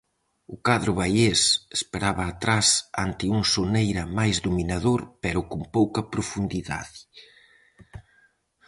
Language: Galician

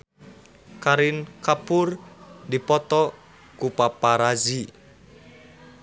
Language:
Sundanese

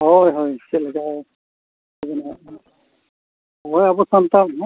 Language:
Santali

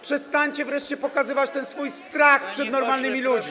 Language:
Polish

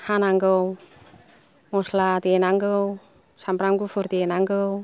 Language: Bodo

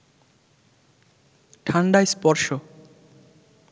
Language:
Bangla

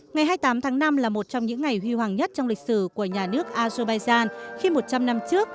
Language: Vietnamese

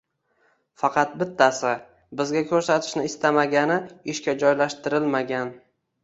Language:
Uzbek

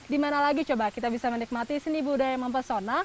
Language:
Indonesian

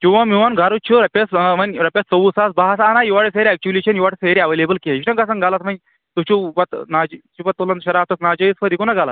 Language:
Kashmiri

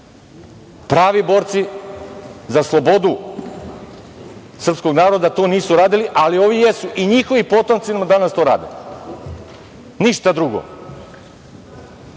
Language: Serbian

